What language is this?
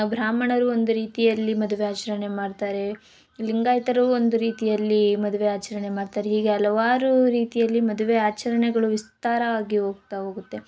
Kannada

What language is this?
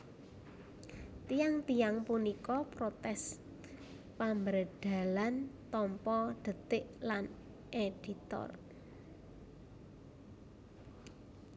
Javanese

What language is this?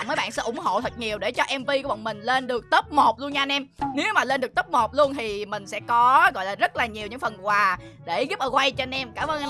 Vietnamese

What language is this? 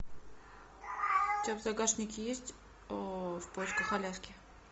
Russian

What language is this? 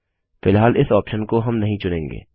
Hindi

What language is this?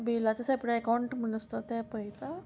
Konkani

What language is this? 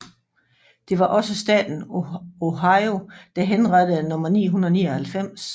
Danish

